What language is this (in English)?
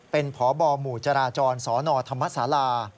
Thai